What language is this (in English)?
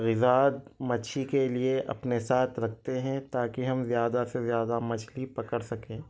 Urdu